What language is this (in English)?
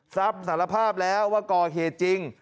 Thai